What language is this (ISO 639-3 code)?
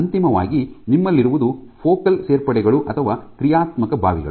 kan